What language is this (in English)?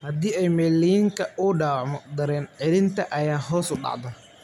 Somali